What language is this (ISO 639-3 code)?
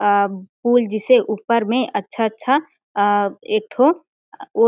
hne